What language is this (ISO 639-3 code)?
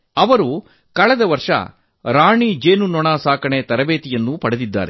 kan